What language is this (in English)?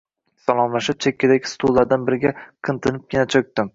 Uzbek